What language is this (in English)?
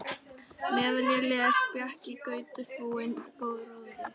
Icelandic